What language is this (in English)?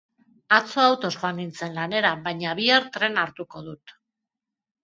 Basque